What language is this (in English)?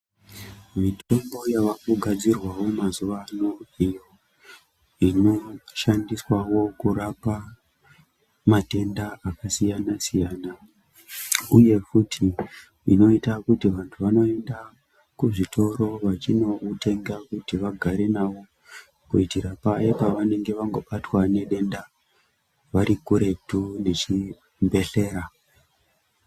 Ndau